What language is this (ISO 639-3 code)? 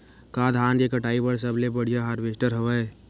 hne